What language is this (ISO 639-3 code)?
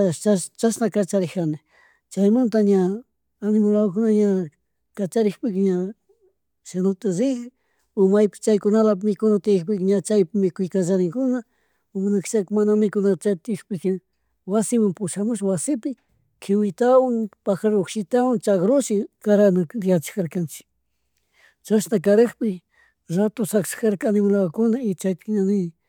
qug